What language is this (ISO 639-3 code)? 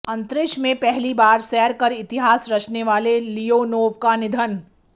hin